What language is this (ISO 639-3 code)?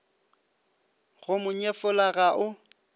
nso